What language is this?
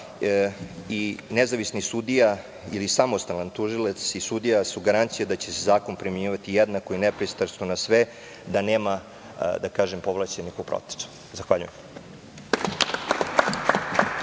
Serbian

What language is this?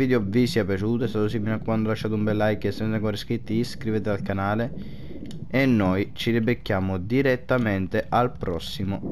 Italian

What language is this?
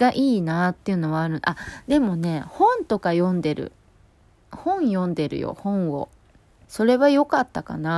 Japanese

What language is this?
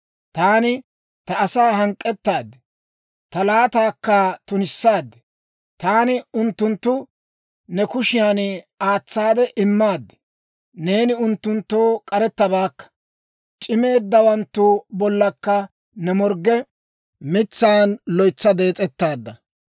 Dawro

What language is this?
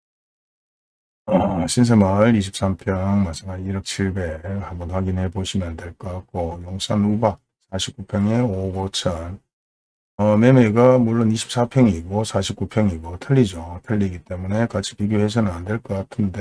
Korean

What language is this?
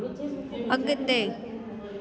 Sindhi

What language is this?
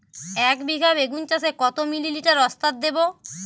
Bangla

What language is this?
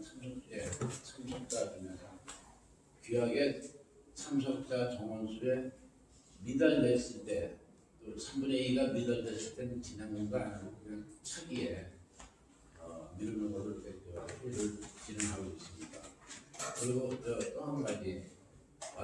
Korean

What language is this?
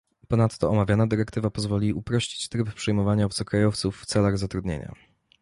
Polish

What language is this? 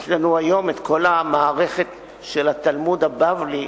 Hebrew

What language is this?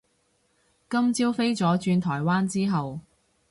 Cantonese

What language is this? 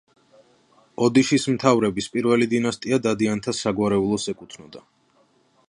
Georgian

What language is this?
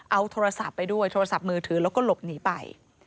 Thai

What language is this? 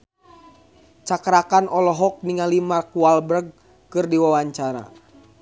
Sundanese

